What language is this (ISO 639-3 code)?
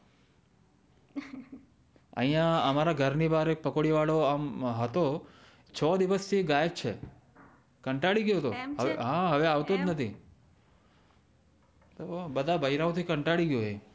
guj